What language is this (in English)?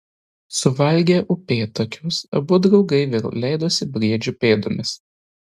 Lithuanian